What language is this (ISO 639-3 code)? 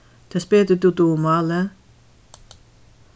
fao